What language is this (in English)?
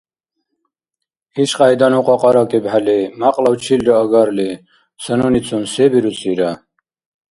Dargwa